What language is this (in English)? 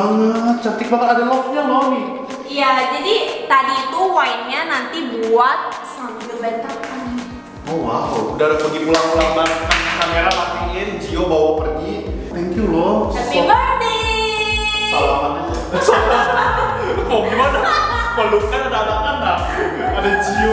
Indonesian